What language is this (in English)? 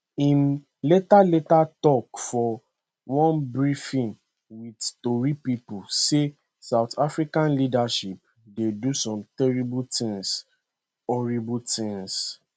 Nigerian Pidgin